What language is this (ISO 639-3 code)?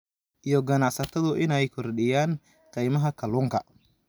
som